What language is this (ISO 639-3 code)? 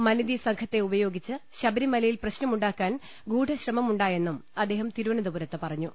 mal